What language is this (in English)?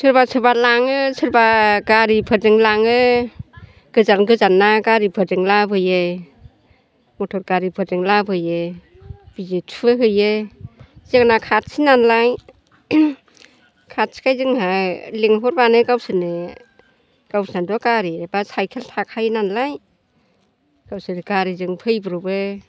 Bodo